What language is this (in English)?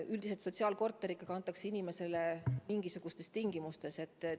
Estonian